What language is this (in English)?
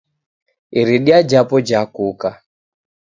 Taita